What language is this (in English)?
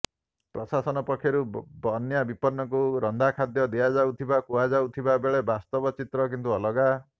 Odia